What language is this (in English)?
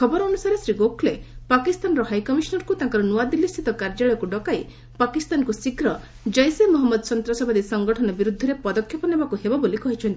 Odia